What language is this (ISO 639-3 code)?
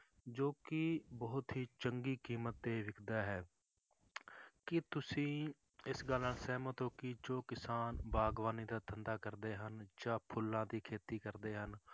pan